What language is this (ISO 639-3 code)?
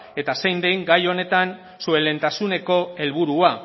eus